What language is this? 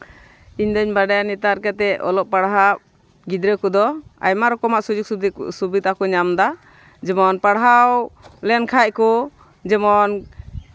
Santali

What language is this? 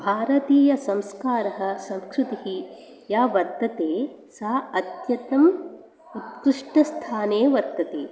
Sanskrit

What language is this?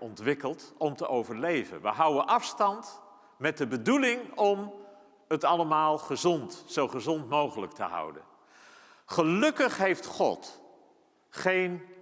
Dutch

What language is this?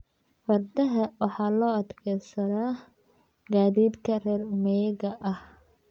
Somali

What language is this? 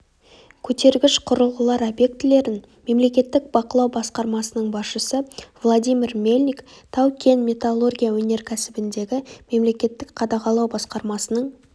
Kazakh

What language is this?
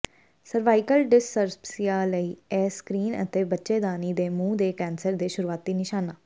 Punjabi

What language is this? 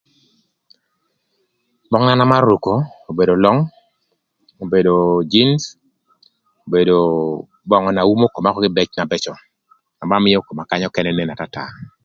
Thur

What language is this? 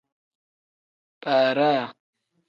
Tem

